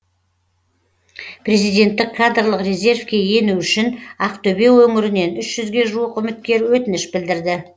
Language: Kazakh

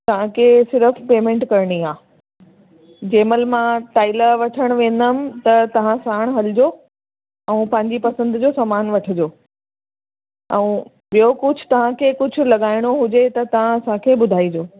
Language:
Sindhi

